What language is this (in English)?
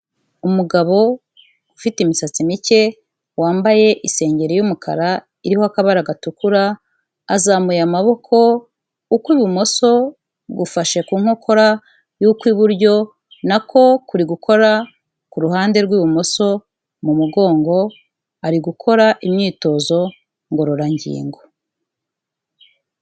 Kinyarwanda